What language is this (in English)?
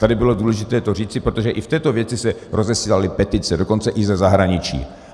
Czech